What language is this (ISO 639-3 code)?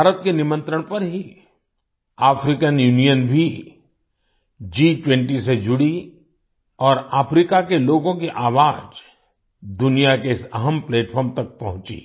hin